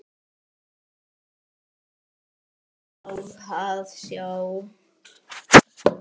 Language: Icelandic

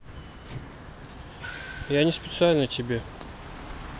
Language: Russian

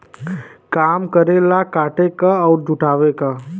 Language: Bhojpuri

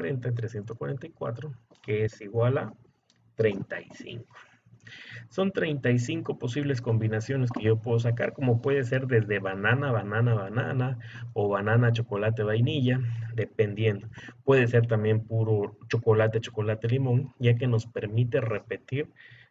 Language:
Spanish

